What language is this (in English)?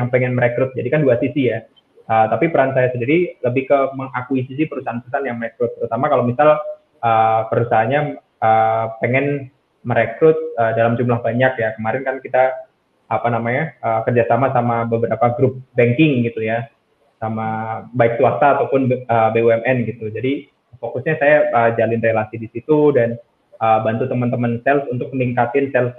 Indonesian